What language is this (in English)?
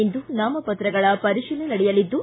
Kannada